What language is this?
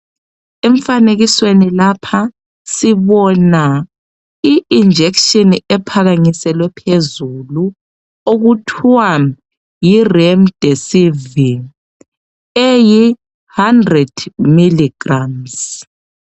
North Ndebele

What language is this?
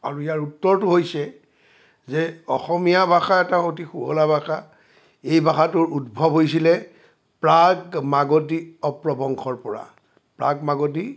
Assamese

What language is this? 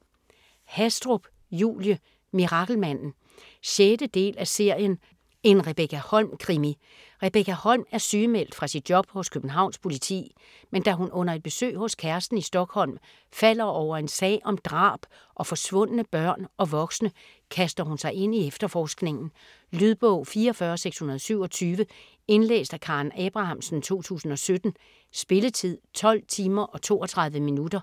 Danish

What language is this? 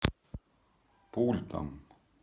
Russian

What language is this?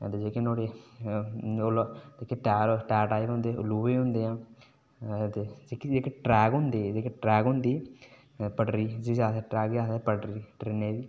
Dogri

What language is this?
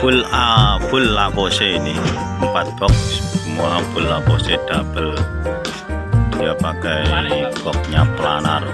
Indonesian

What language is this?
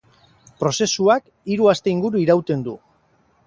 Basque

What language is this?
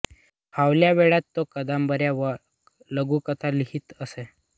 Marathi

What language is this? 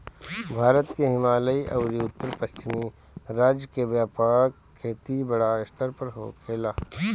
Bhojpuri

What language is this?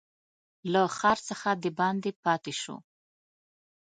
Pashto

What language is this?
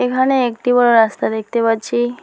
Bangla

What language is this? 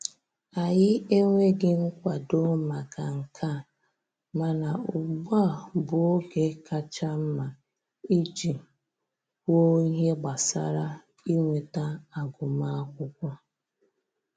Igbo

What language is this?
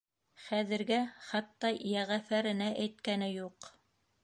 Bashkir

